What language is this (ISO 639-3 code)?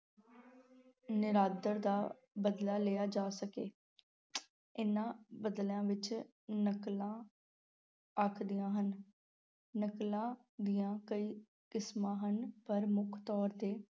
pan